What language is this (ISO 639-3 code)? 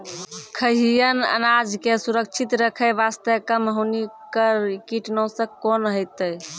mai